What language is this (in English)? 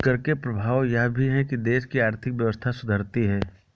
Hindi